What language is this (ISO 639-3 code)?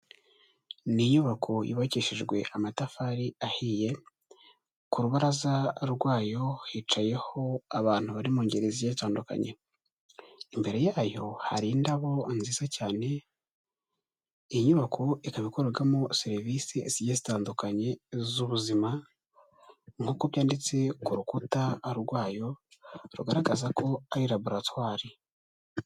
kin